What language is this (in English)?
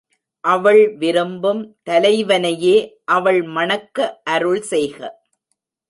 Tamil